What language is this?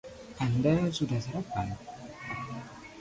Indonesian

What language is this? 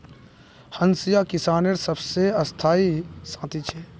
Magahi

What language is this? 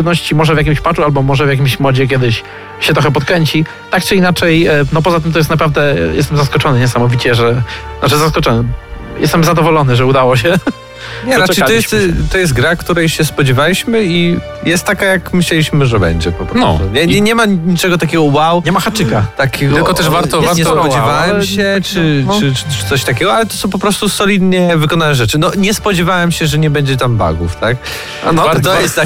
Polish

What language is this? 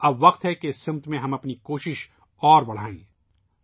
Urdu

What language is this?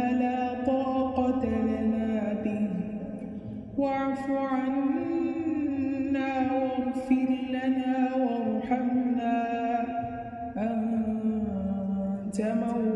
Arabic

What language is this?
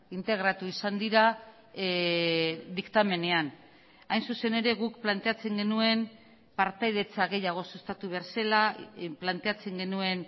Basque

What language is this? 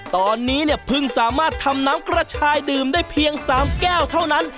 Thai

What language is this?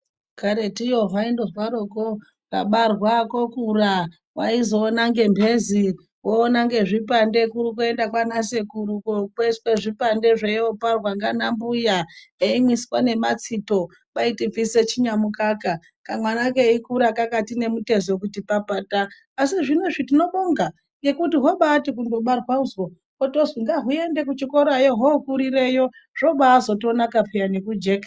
Ndau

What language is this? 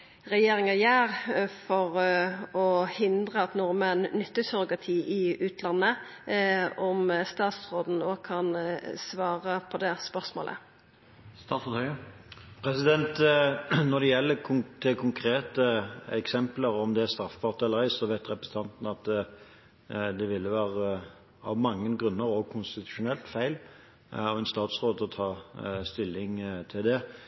Norwegian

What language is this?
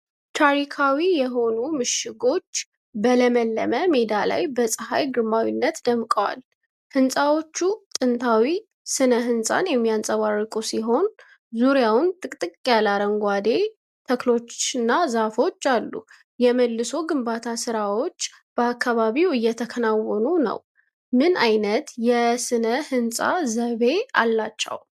Amharic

